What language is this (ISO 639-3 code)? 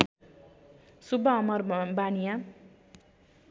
nep